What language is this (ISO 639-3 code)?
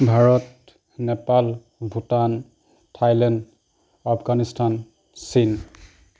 asm